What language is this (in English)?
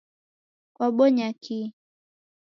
Taita